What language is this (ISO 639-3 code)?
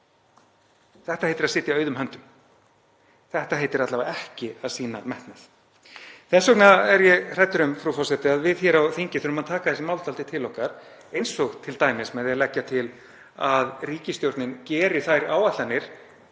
isl